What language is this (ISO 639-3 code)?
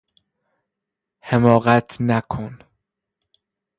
fas